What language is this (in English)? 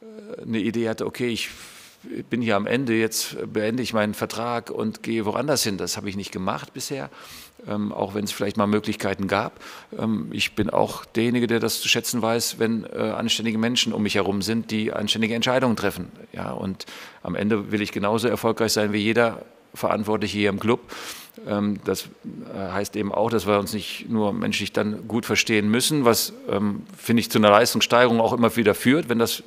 German